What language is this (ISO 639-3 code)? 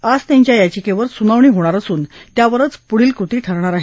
mar